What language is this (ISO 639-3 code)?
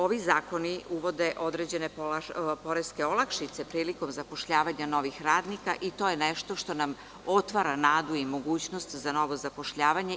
srp